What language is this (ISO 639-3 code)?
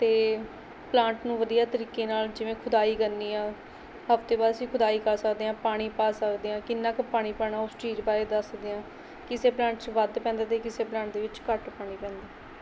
pan